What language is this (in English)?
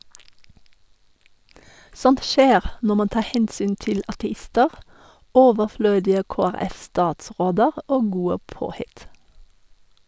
Norwegian